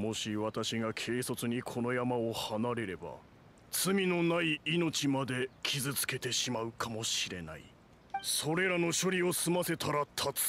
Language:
Japanese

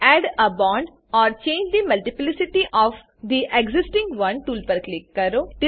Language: Gujarati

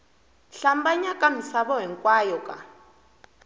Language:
Tsonga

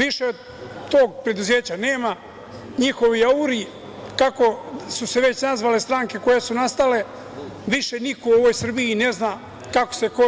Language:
Serbian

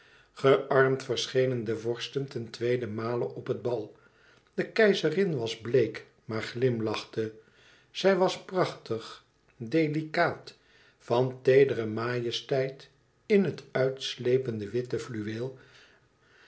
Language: Dutch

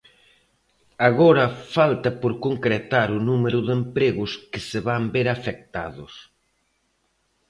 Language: Galician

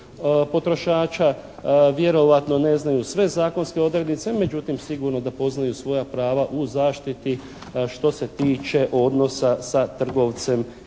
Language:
Croatian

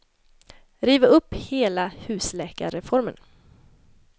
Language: Swedish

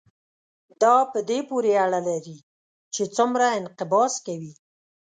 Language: Pashto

